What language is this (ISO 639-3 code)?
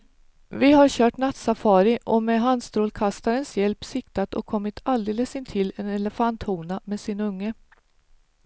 swe